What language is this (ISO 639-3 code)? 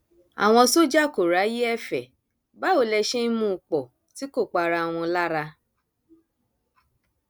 yor